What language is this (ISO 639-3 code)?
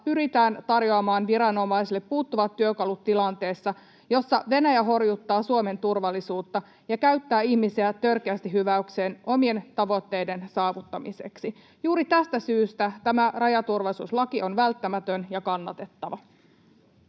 fin